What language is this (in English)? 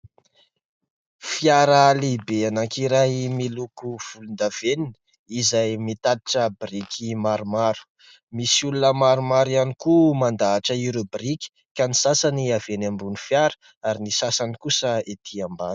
Malagasy